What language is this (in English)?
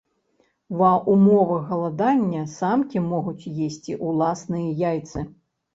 Belarusian